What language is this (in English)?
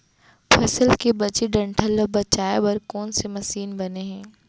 Chhattisgarhi